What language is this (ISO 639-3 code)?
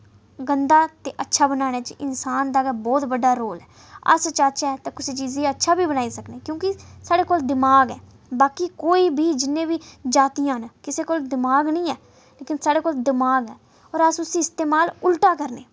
doi